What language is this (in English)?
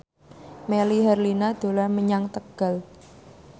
Javanese